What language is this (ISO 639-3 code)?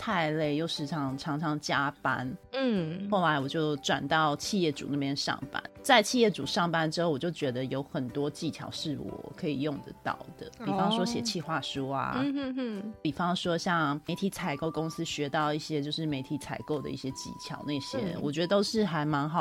zho